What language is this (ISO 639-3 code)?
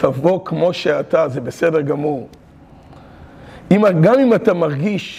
heb